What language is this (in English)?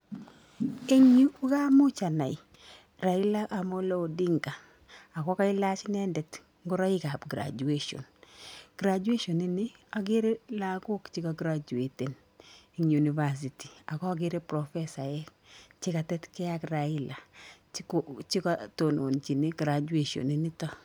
Kalenjin